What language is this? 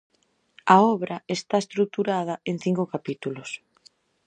Galician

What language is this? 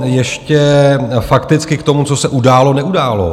Czech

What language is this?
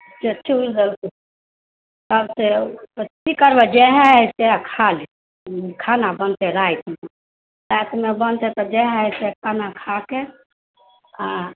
Maithili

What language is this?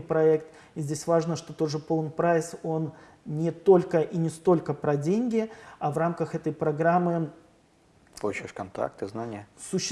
Russian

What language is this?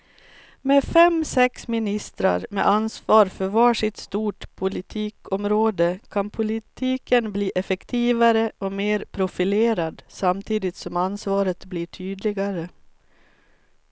Swedish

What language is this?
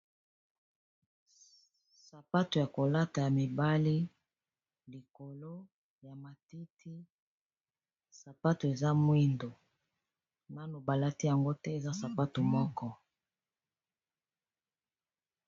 Lingala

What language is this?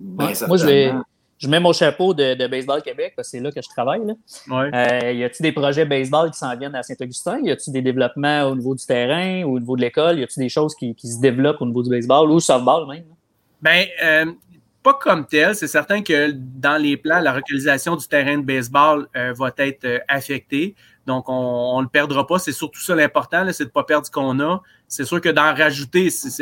French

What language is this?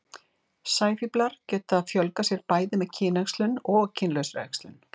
Icelandic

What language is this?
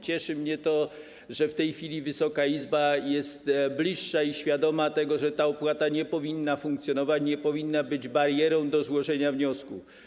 Polish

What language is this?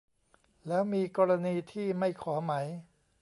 Thai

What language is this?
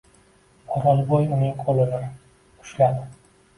Uzbek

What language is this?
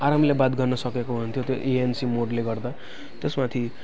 Nepali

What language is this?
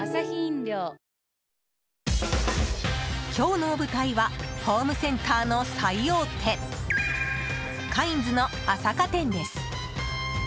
Japanese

